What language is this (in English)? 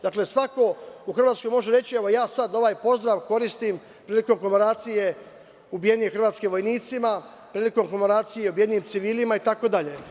Serbian